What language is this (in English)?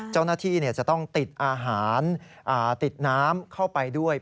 Thai